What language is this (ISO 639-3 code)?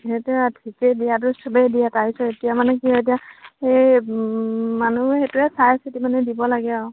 asm